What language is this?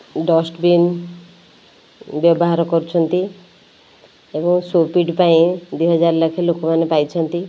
Odia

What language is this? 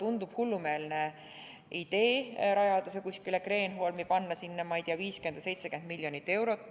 Estonian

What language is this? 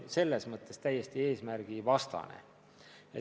Estonian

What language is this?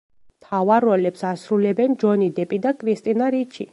Georgian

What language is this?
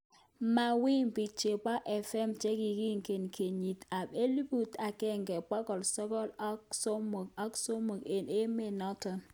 Kalenjin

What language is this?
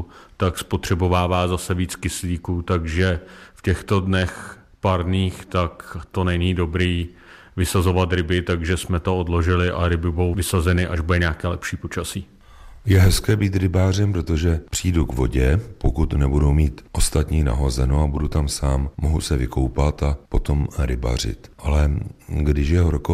Czech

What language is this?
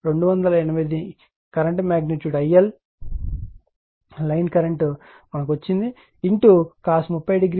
Telugu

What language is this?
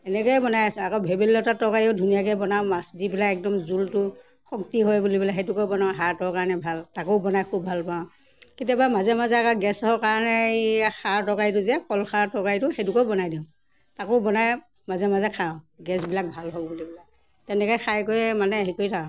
Assamese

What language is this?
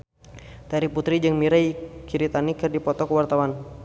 Sundanese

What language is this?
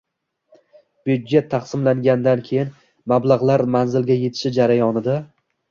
Uzbek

